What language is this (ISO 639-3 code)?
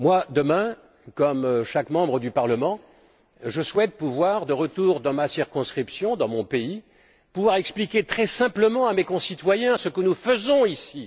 fra